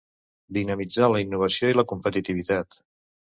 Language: Catalan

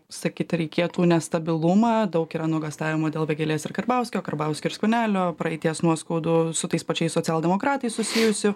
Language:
Lithuanian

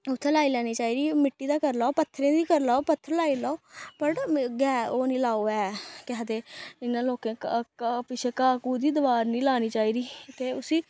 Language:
Dogri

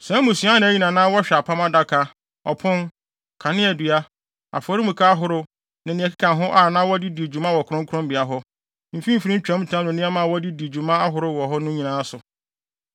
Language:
Akan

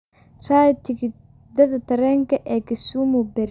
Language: Somali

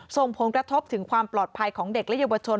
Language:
Thai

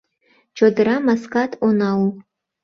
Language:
Mari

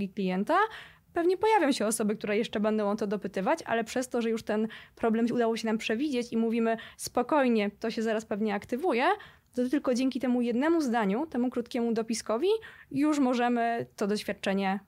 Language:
Polish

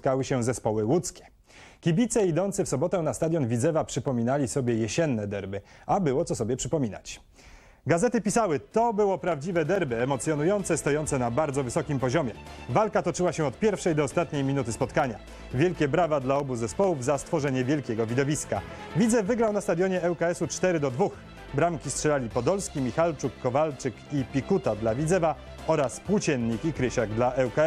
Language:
Polish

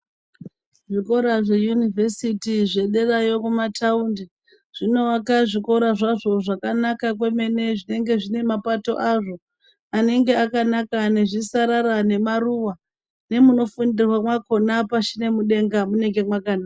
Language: Ndau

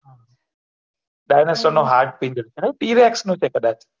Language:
Gujarati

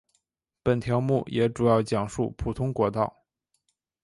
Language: Chinese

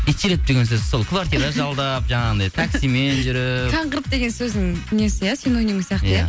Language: Kazakh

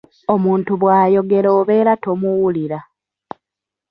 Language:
Ganda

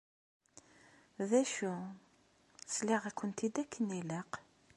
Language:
Kabyle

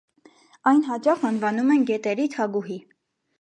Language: Armenian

